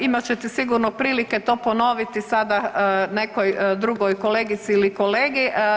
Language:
Croatian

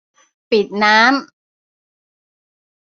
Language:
Thai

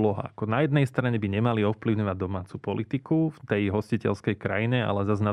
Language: Slovak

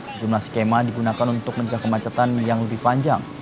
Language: Indonesian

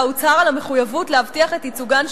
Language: Hebrew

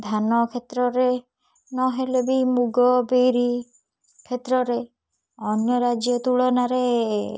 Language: Odia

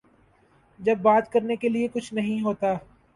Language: Urdu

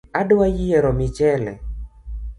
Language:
Luo (Kenya and Tanzania)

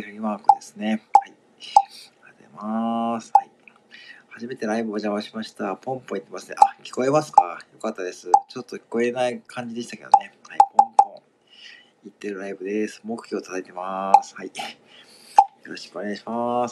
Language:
Japanese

